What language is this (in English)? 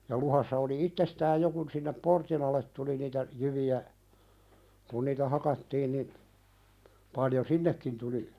Finnish